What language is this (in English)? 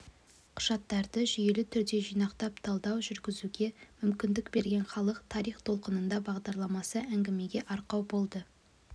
Kazakh